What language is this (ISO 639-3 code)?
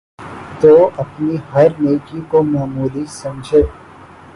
urd